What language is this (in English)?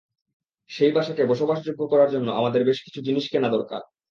Bangla